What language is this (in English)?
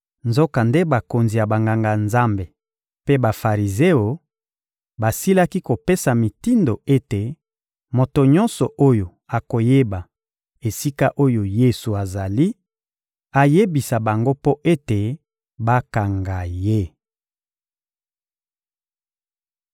Lingala